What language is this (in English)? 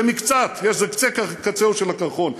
Hebrew